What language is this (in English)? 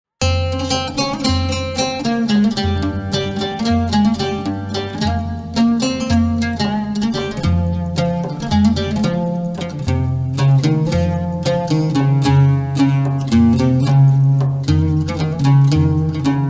Arabic